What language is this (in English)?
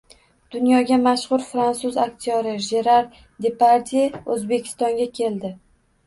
Uzbek